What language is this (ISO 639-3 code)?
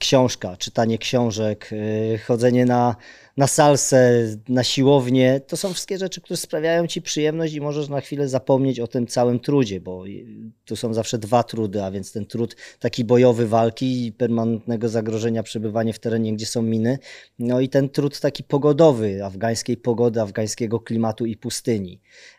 pol